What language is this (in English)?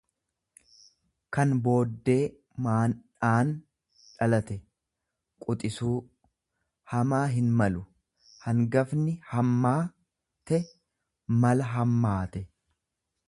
Oromo